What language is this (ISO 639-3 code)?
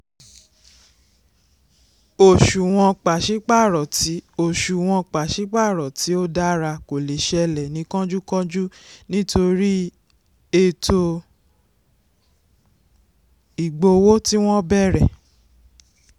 yor